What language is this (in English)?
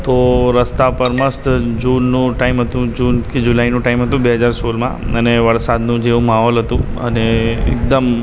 Gujarati